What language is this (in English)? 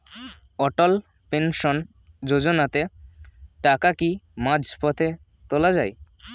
Bangla